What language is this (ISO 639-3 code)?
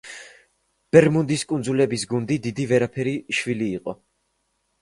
kat